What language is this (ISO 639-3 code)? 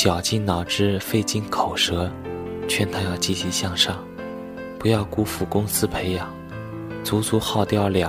zho